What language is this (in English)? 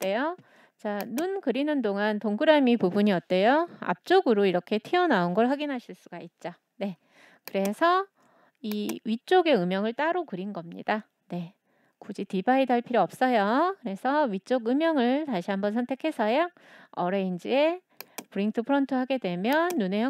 Korean